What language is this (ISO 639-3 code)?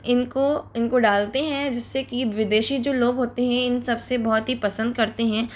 hin